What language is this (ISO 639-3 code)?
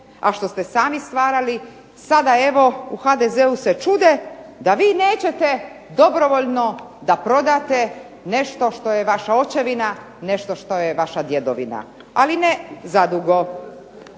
hrv